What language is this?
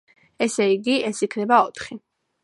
Georgian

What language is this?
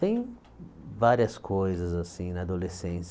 Portuguese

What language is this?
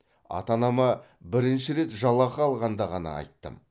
Kazakh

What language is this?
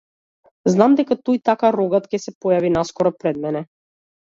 Macedonian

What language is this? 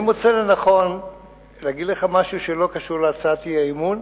Hebrew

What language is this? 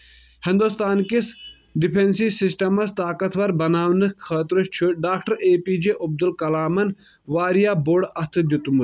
Kashmiri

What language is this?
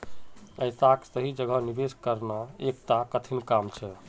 Magahi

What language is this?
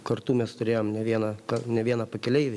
Lithuanian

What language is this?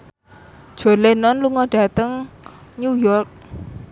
Javanese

